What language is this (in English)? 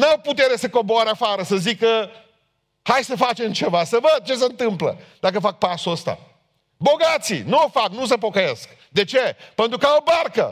Romanian